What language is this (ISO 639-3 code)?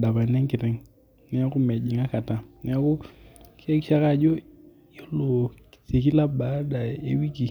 mas